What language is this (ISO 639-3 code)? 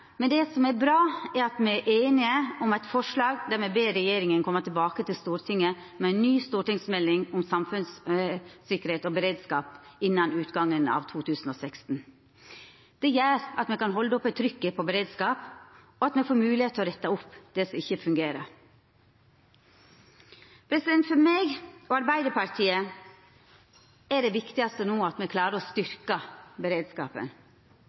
nno